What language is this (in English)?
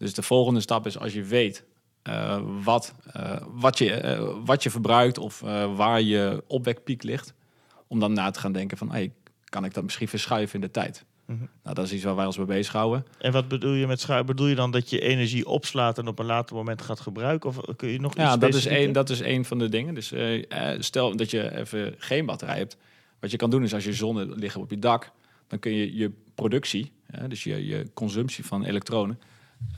Dutch